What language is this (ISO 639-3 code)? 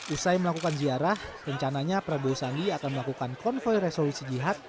ind